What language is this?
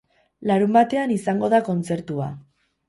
Basque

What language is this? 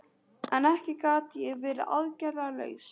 Icelandic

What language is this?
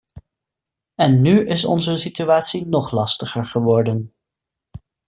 Dutch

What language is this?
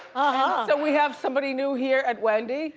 English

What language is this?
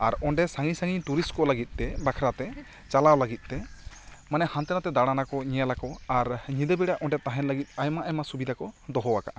Santali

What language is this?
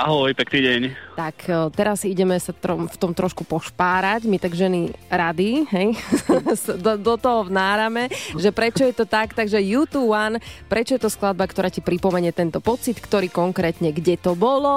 Slovak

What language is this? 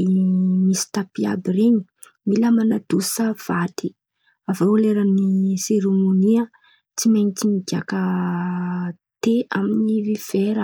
Antankarana Malagasy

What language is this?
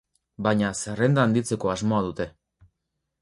Basque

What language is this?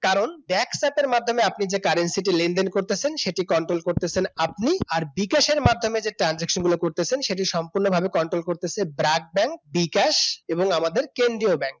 Bangla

